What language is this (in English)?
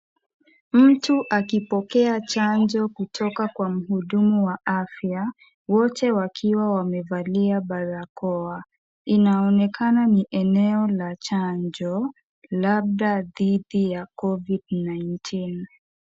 Swahili